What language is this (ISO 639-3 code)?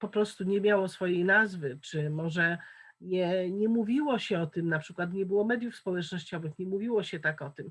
pol